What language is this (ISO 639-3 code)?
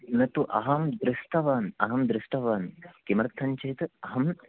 san